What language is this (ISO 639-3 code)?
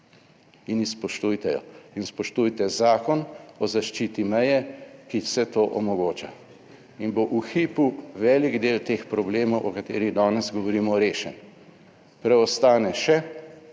slv